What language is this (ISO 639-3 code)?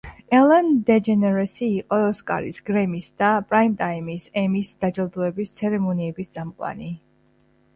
kat